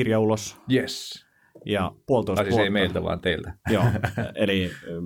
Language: Finnish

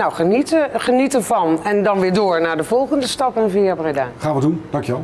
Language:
Dutch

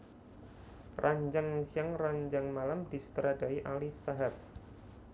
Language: Javanese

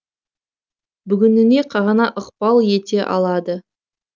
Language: Kazakh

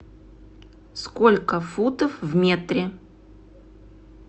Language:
Russian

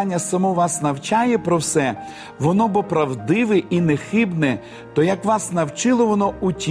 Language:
Ukrainian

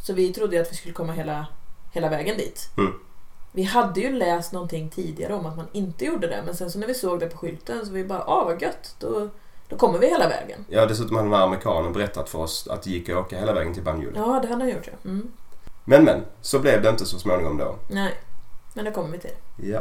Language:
Swedish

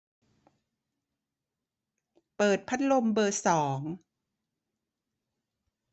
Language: Thai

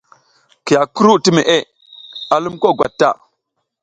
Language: South Giziga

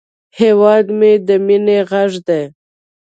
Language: Pashto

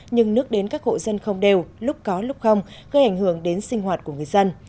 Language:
Vietnamese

